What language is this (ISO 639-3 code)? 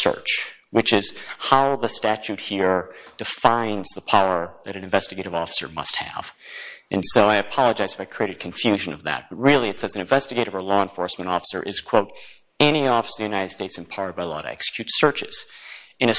eng